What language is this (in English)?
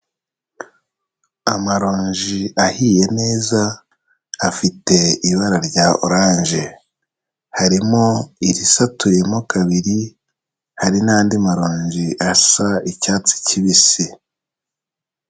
Kinyarwanda